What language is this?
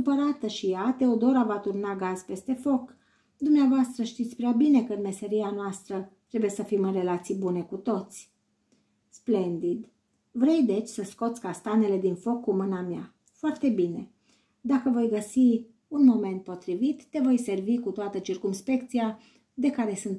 Romanian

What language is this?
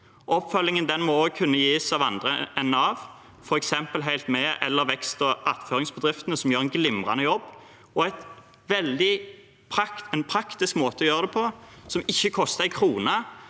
Norwegian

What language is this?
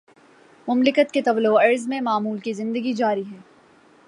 Urdu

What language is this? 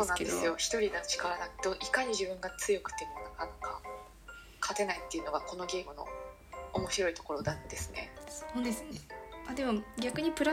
Japanese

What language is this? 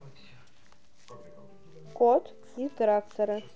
Russian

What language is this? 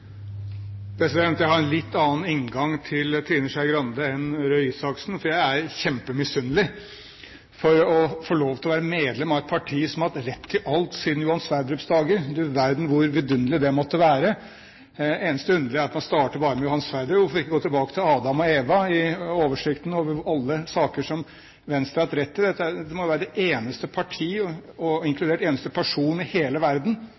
Norwegian Bokmål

